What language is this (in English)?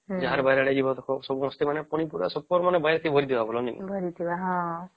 Odia